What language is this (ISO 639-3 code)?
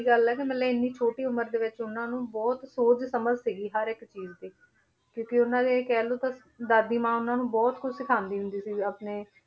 pan